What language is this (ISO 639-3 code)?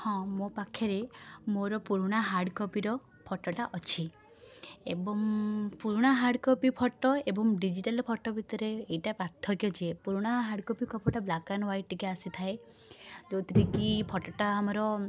ori